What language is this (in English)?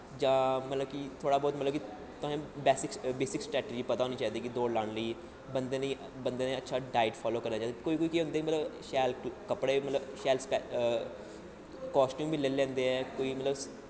Dogri